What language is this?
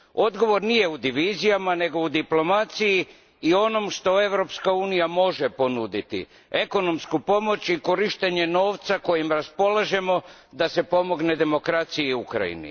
Croatian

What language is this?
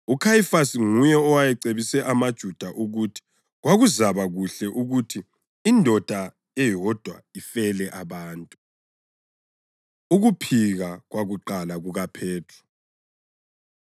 North Ndebele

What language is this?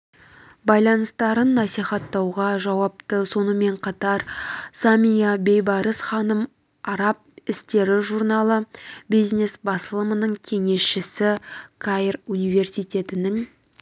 Kazakh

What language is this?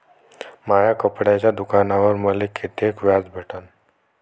Marathi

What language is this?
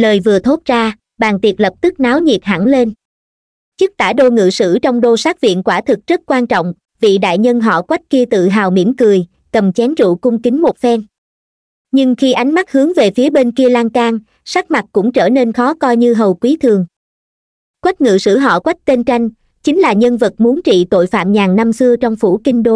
Vietnamese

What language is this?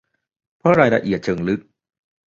Thai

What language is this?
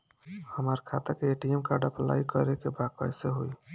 Bhojpuri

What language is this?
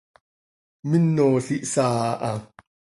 Seri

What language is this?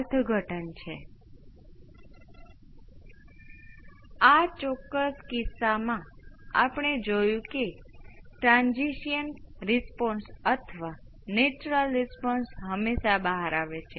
Gujarati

